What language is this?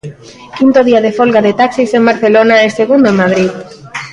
Galician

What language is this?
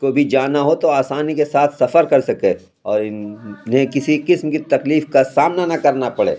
Urdu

